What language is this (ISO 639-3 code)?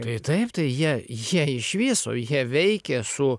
lit